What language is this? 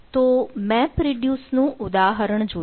Gujarati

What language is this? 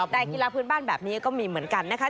Thai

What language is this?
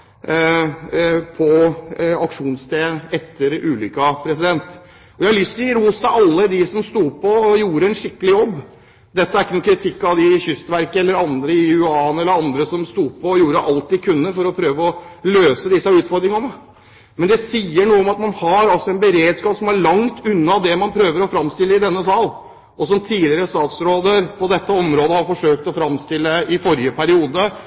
Norwegian Bokmål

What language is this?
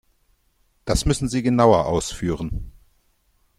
German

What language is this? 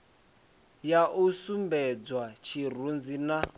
Venda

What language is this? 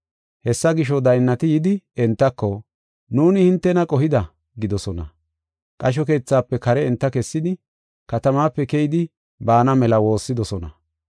Gofa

